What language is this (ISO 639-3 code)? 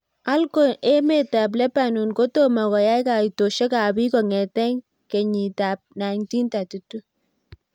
kln